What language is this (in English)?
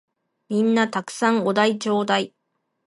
Japanese